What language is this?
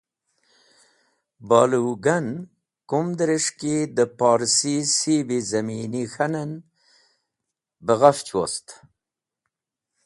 Wakhi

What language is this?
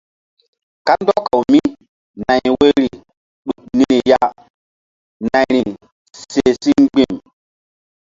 Mbum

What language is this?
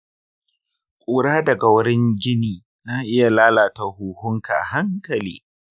Hausa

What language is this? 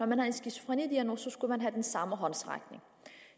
Danish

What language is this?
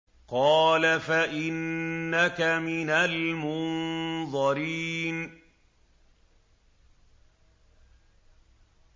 Arabic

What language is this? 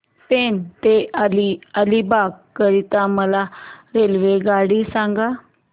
Marathi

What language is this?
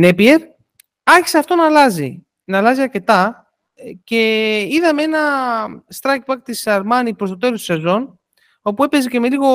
Greek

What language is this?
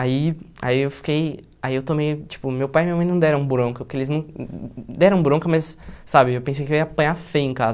Portuguese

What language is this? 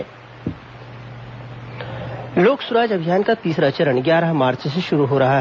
Hindi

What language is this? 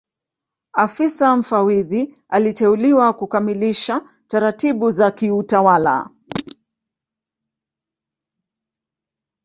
Swahili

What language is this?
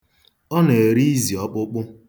Igbo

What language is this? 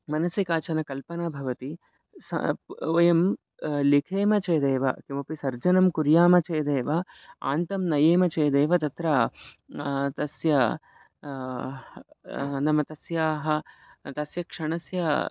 Sanskrit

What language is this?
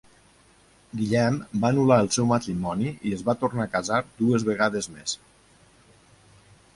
Catalan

